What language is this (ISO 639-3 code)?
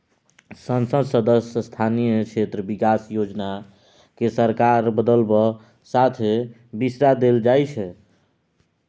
mai